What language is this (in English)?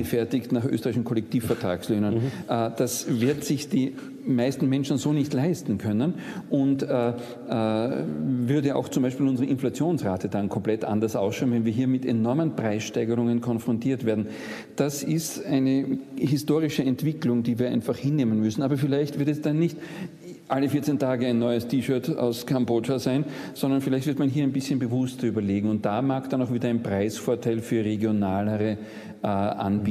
German